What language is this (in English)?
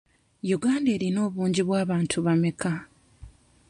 Ganda